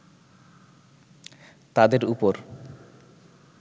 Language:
Bangla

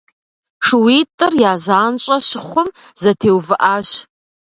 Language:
Kabardian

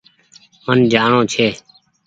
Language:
Goaria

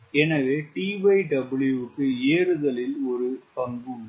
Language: Tamil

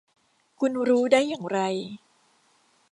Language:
Thai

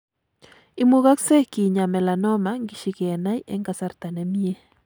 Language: Kalenjin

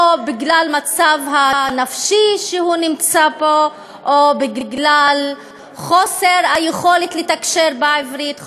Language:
Hebrew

